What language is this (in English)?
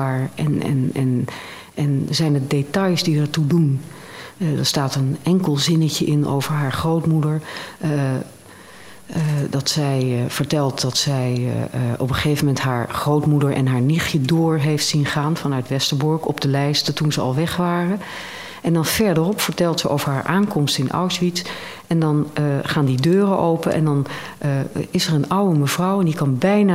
Dutch